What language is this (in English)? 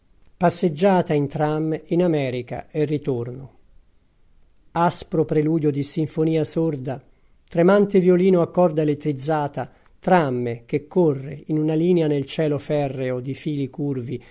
Italian